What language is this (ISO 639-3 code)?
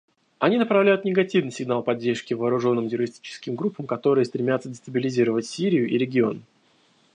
rus